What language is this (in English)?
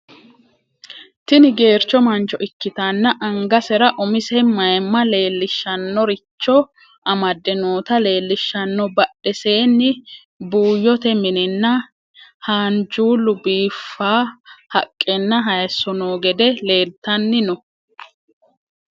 Sidamo